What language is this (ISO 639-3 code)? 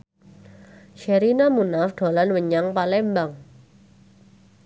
jav